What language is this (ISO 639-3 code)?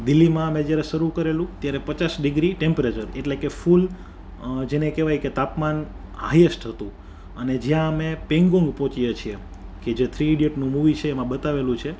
guj